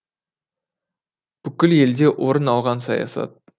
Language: Kazakh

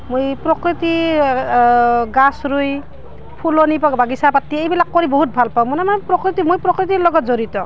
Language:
Assamese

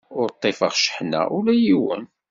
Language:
Kabyle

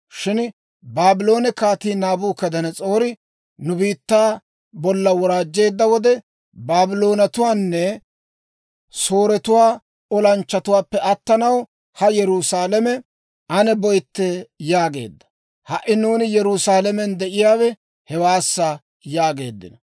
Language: Dawro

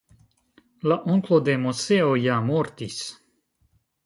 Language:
Esperanto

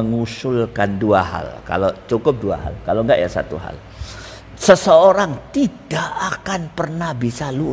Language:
Indonesian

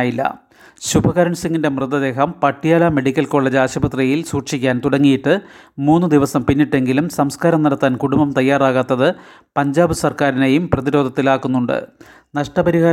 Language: Malayalam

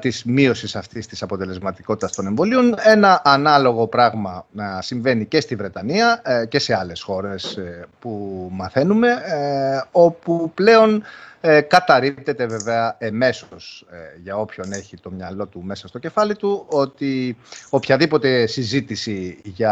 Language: Greek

